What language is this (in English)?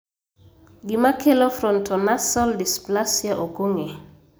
Luo (Kenya and Tanzania)